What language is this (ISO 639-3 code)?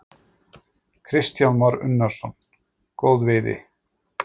isl